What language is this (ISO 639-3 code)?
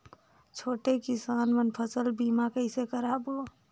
hne